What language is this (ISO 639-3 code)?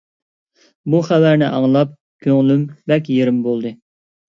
uig